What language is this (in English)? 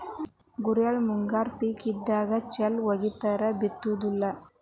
Kannada